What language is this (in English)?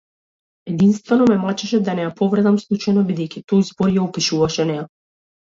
Macedonian